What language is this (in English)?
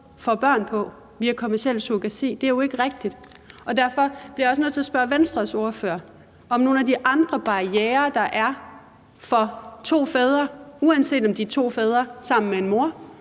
Danish